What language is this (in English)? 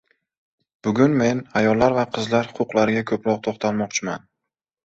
Uzbek